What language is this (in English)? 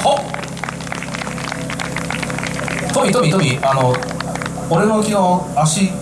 Japanese